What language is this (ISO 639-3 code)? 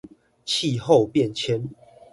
zho